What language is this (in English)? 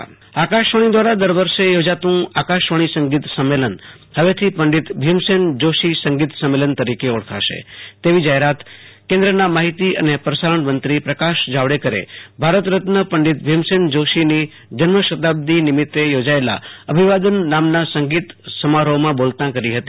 Gujarati